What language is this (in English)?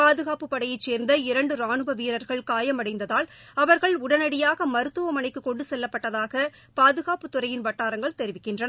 Tamil